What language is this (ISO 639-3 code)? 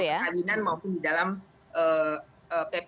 ind